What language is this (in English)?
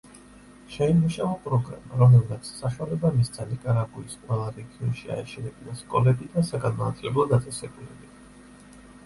Georgian